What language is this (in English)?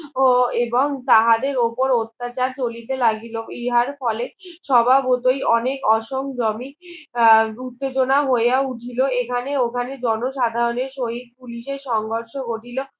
Bangla